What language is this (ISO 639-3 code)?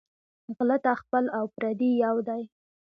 pus